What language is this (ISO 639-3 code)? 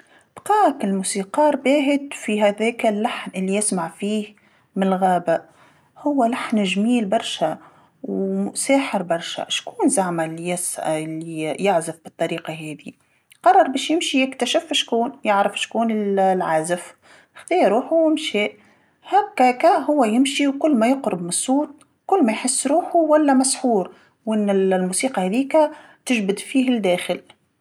aeb